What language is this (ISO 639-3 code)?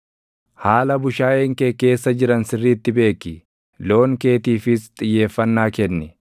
orm